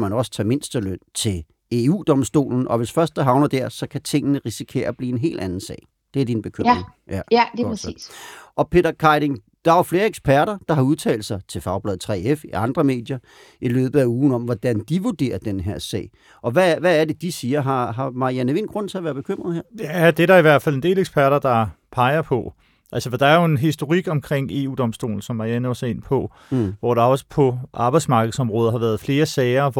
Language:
Danish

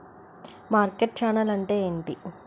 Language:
Telugu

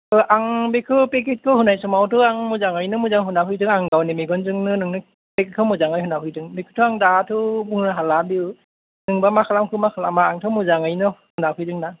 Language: Bodo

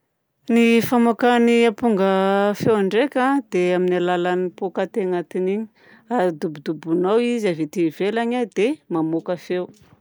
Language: Southern Betsimisaraka Malagasy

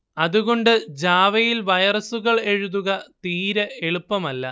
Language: Malayalam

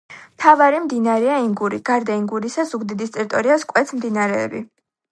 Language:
Georgian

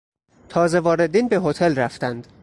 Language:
Persian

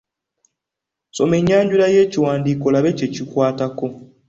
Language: Ganda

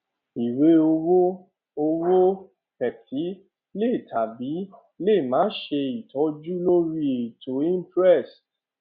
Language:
Yoruba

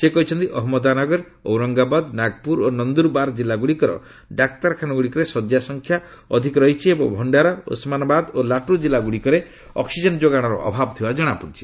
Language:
Odia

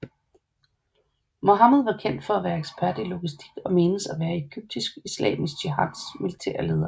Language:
Danish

